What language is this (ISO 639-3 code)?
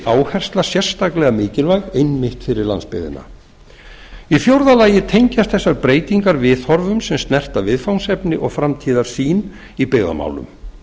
isl